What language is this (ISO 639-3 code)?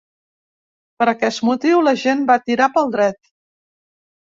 cat